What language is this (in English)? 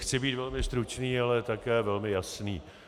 Czech